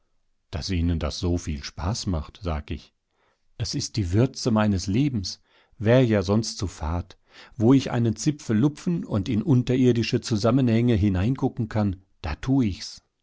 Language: German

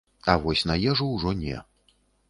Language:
Belarusian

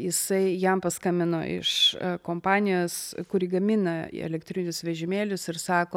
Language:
Lithuanian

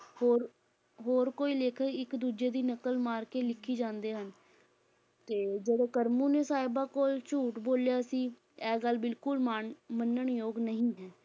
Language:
Punjabi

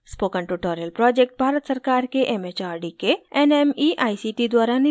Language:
Hindi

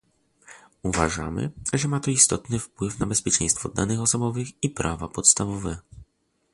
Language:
Polish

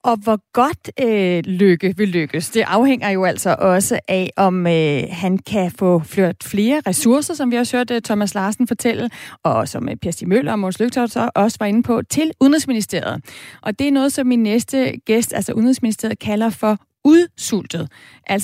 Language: Danish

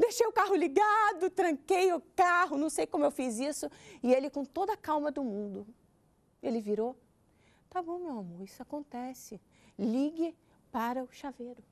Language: Portuguese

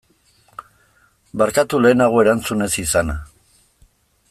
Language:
Basque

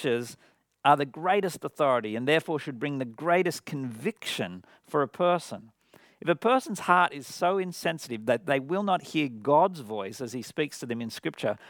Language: English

